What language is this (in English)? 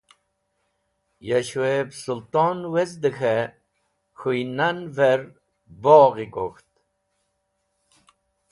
Wakhi